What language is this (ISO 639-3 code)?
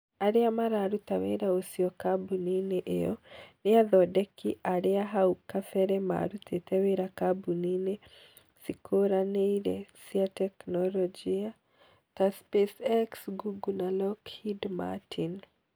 kik